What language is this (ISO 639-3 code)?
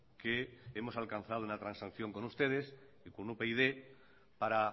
spa